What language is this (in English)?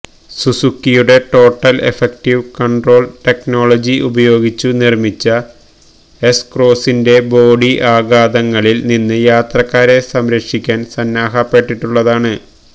Malayalam